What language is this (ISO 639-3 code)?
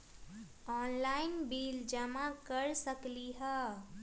mag